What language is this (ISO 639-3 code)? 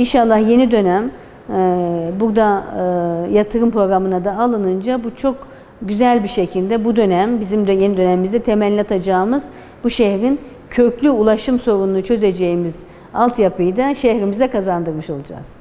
tur